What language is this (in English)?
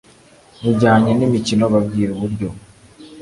Kinyarwanda